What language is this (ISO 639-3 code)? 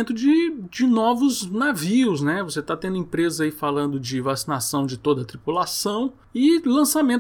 por